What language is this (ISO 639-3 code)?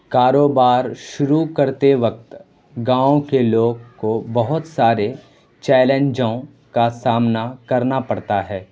urd